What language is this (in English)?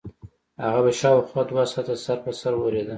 Pashto